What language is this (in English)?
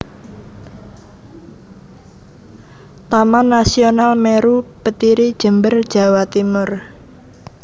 Javanese